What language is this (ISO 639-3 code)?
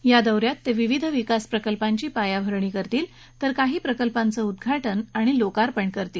mar